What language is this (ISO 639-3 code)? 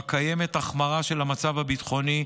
heb